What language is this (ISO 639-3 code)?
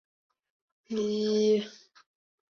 zho